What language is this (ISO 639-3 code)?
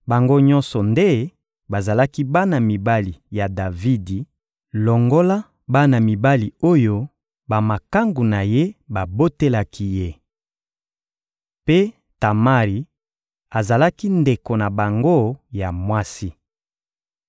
lin